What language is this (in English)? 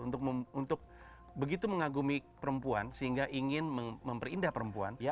Indonesian